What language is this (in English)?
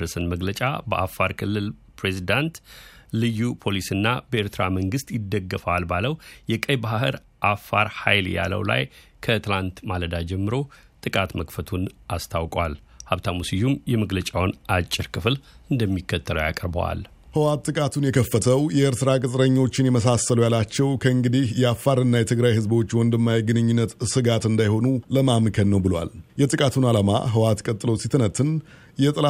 Amharic